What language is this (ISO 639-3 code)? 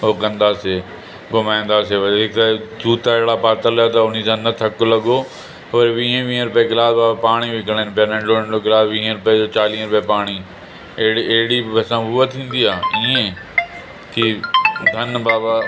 snd